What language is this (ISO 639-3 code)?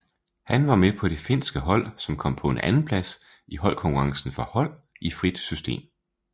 dan